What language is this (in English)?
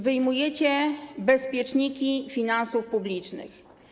Polish